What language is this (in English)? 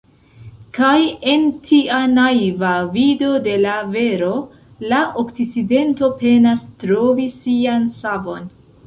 Esperanto